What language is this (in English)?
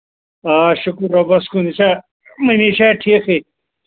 Kashmiri